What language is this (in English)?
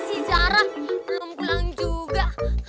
Indonesian